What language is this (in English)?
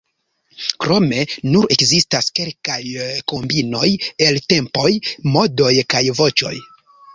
Esperanto